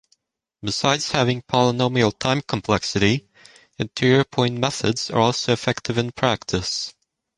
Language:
English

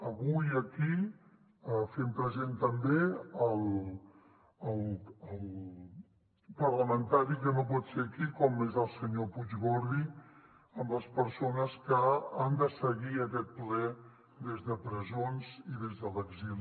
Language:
Catalan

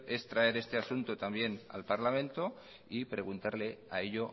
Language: Spanish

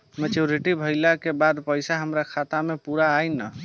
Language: Bhojpuri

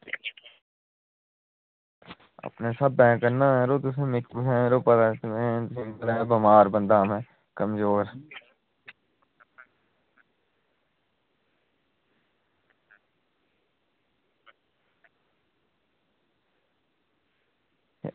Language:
Dogri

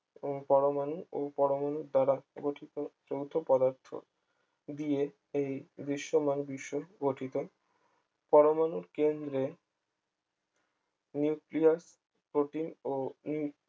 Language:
Bangla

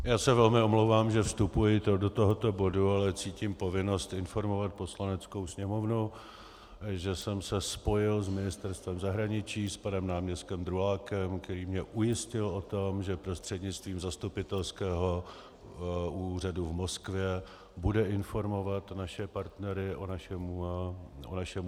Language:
Czech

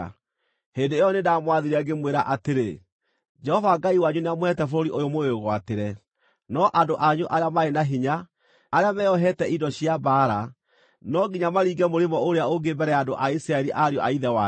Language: Kikuyu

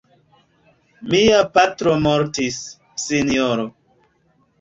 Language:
Esperanto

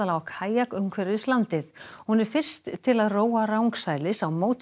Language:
Icelandic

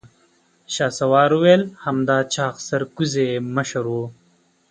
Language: Pashto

